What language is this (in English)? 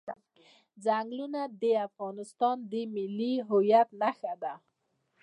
Pashto